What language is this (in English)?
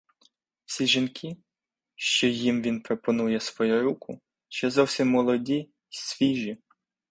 Ukrainian